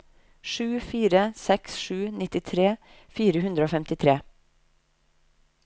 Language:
Norwegian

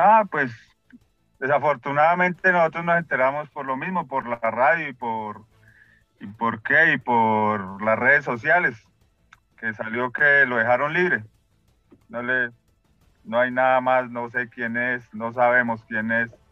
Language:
Spanish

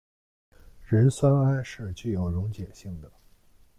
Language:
Chinese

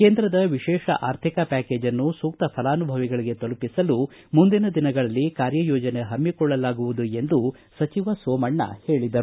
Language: Kannada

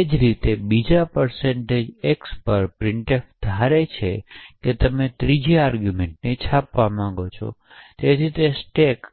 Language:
Gujarati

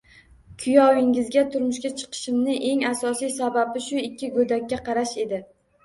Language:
Uzbek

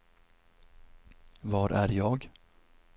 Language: Swedish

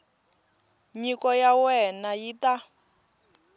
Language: Tsonga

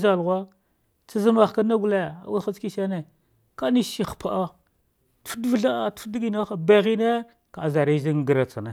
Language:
Dghwede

